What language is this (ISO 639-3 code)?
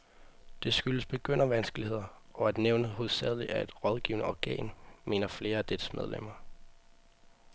dan